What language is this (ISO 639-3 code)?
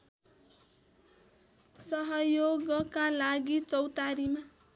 nep